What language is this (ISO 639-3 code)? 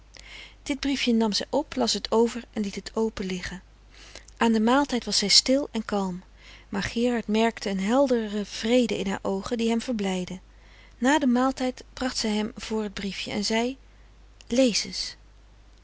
nld